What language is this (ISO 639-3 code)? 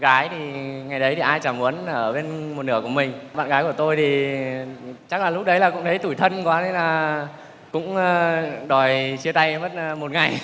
vie